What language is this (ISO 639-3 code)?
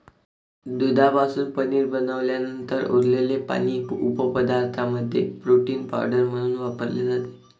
mar